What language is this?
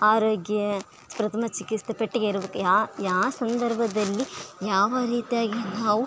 Kannada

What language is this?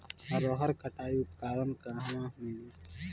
Bhojpuri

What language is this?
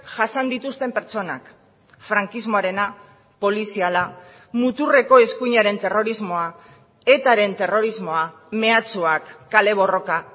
Basque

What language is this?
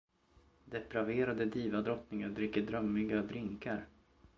Swedish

